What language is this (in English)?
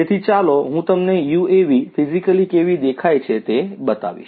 Gujarati